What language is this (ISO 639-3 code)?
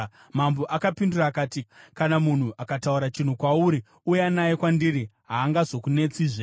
sna